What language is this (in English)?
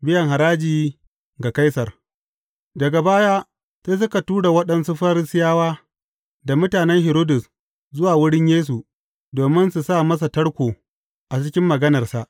Hausa